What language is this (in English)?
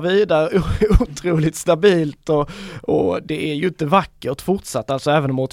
Swedish